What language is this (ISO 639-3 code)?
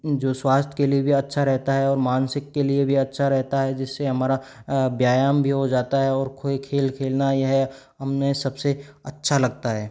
hin